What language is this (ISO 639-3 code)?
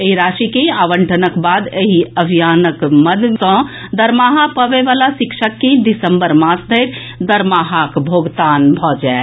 mai